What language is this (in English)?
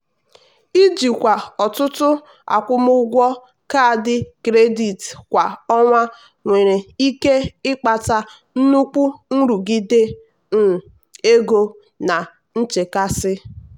Igbo